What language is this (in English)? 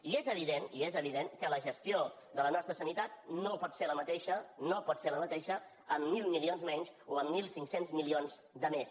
Catalan